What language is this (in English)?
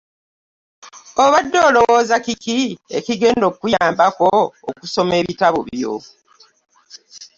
Ganda